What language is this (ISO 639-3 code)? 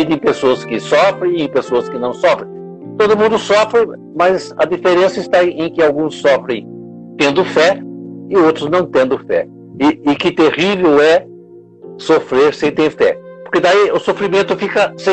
por